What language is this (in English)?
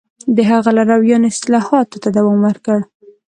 Pashto